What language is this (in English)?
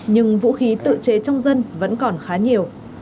Vietnamese